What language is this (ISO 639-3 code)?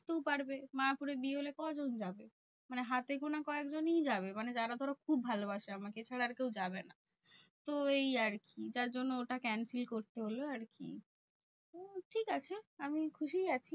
ben